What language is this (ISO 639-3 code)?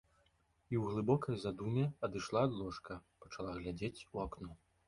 bel